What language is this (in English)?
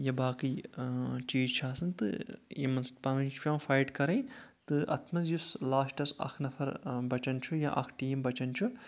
Kashmiri